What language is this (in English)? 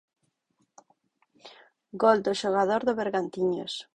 Galician